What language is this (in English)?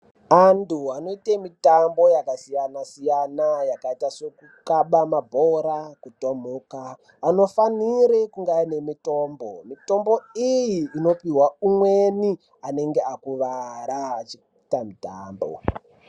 Ndau